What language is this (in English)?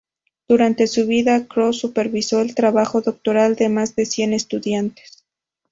Spanish